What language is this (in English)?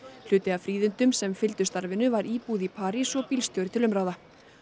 Icelandic